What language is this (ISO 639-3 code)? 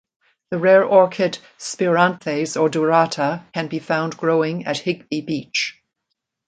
eng